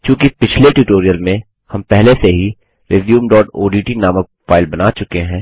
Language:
Hindi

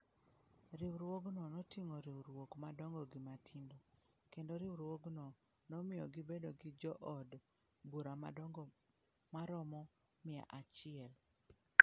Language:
Luo (Kenya and Tanzania)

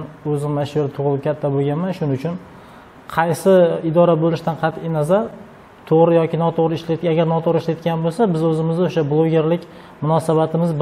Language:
Turkish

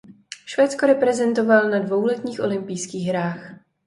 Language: Czech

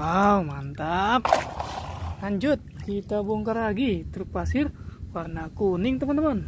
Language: Indonesian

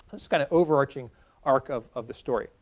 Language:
English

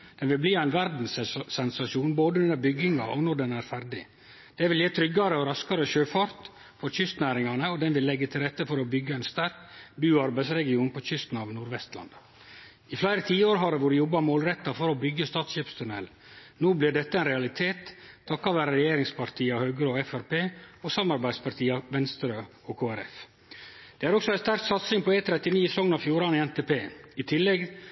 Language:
Norwegian Nynorsk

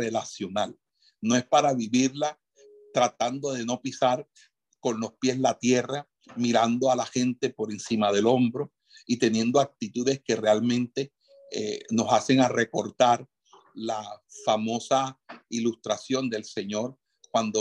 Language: Spanish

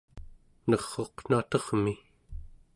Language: Central Yupik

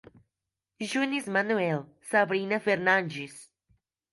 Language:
Portuguese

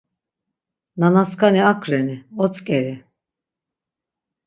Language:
Laz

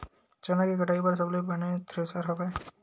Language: Chhattisgarhi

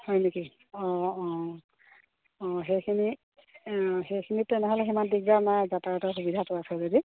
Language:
Assamese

